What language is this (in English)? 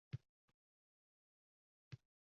Uzbek